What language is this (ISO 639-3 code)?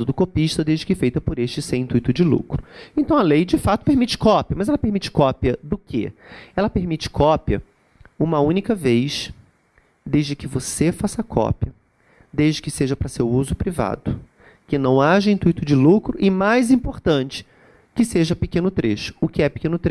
por